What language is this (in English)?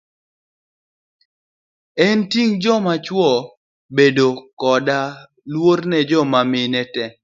Luo (Kenya and Tanzania)